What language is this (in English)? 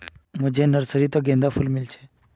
Magahi